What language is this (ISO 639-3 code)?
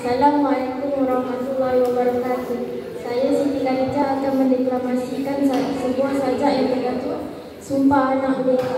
msa